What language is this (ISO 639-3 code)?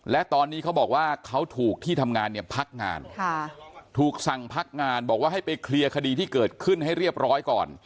tha